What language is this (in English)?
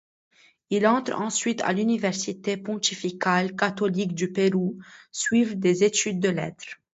French